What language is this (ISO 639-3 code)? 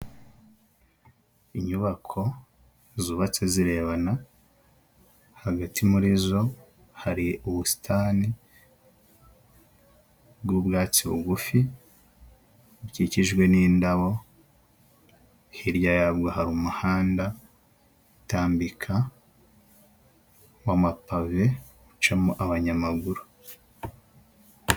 kin